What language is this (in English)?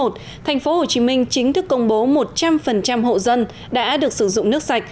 Vietnamese